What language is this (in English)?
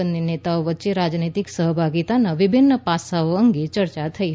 Gujarati